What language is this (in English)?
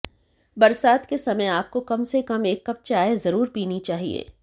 Hindi